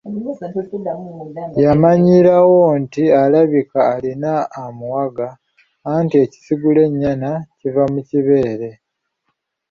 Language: Ganda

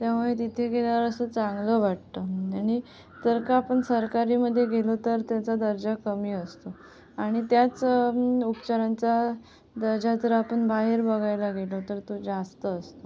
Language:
Marathi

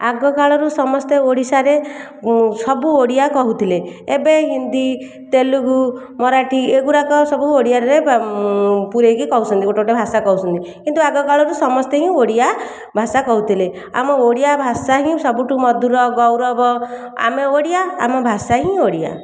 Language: Odia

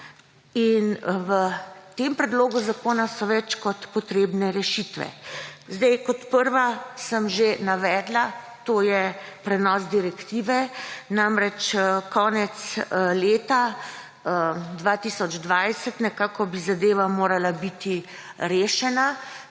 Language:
Slovenian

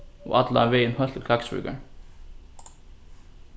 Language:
Faroese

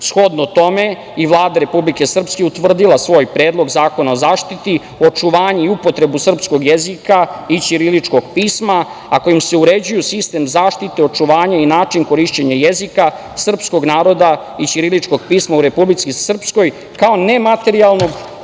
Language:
Serbian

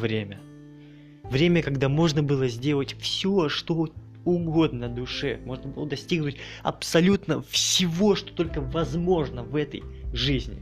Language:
Russian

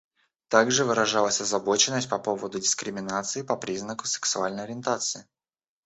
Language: Russian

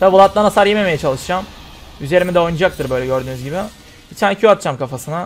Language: Turkish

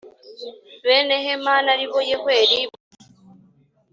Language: Kinyarwanda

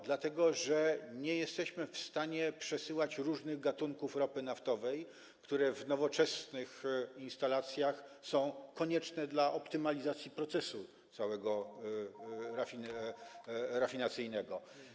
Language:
Polish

